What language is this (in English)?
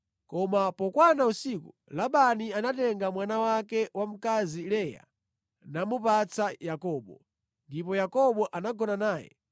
Nyanja